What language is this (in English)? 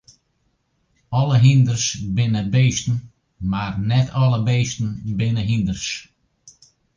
Western Frisian